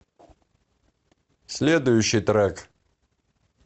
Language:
Russian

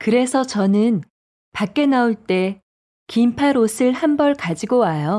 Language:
Korean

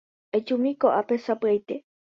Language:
Guarani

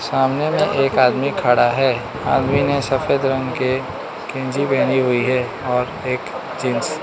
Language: Hindi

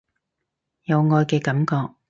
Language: Cantonese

